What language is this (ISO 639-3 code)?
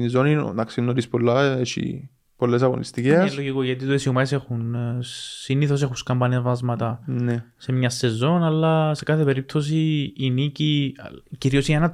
ell